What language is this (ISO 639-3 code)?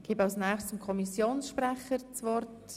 gsw